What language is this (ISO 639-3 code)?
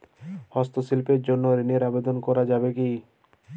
ben